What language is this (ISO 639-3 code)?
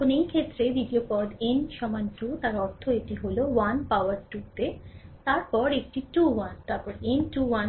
ben